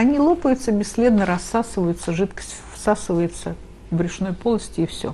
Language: Russian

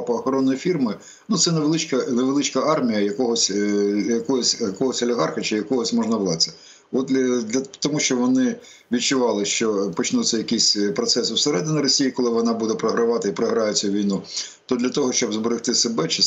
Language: Ukrainian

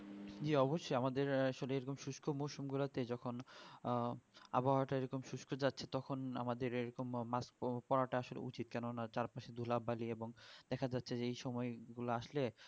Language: Bangla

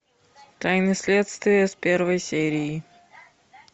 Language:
Russian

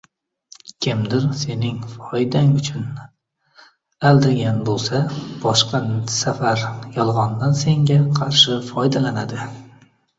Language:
Uzbek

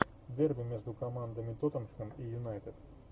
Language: Russian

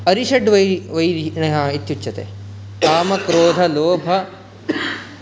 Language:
Sanskrit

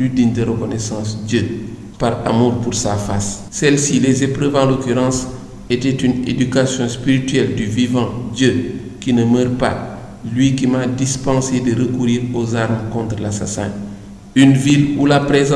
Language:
French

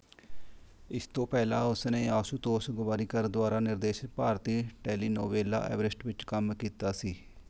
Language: Punjabi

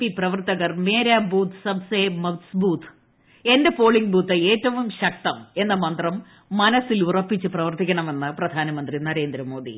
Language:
Malayalam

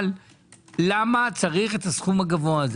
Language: Hebrew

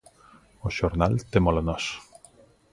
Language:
Galician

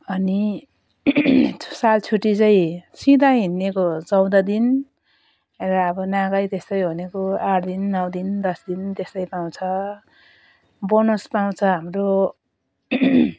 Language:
Nepali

